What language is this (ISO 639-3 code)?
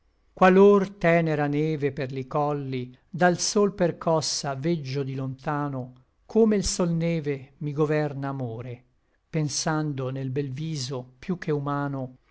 ita